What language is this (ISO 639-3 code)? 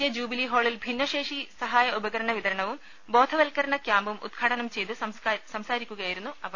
mal